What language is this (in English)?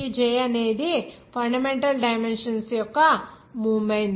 Telugu